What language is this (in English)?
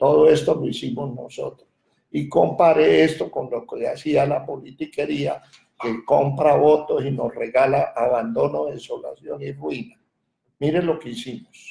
Spanish